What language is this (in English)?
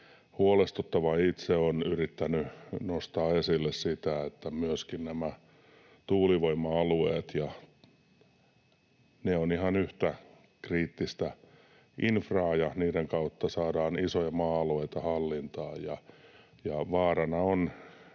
Finnish